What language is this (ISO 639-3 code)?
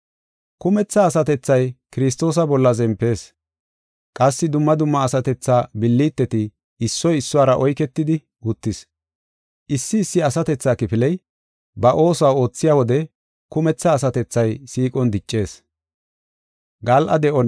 gof